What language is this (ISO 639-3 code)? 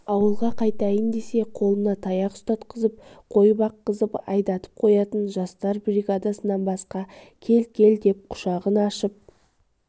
kaz